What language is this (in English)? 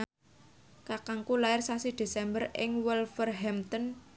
Javanese